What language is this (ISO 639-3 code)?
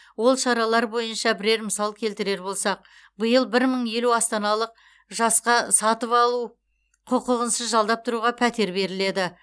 kaz